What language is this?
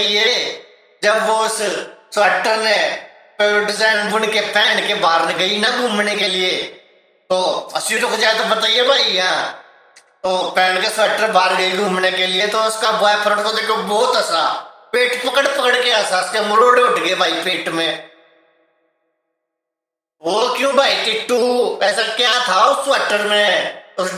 Hindi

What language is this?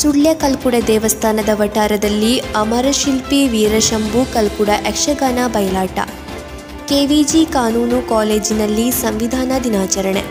Kannada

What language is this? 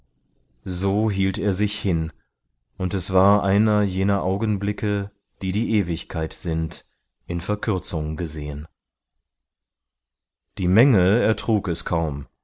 German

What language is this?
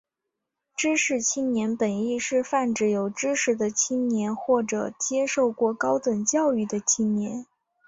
Chinese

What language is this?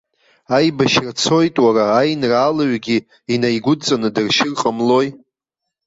Abkhazian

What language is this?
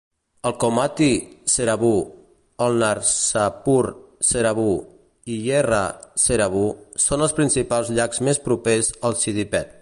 Catalan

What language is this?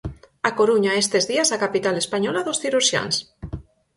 Galician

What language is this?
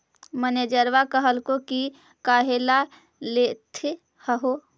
Magahi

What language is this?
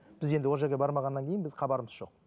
Kazakh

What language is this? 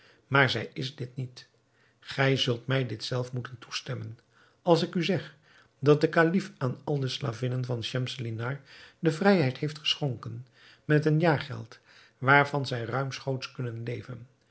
Dutch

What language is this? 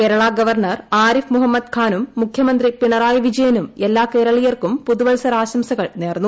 Malayalam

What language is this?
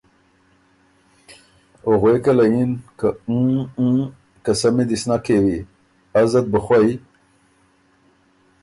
Ormuri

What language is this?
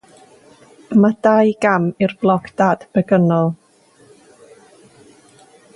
Welsh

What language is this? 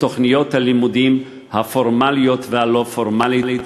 Hebrew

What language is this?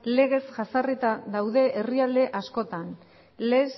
Basque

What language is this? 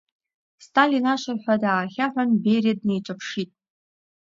Abkhazian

